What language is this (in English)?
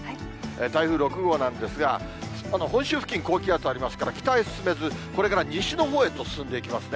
Japanese